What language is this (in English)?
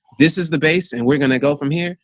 English